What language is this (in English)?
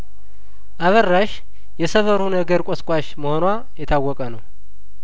Amharic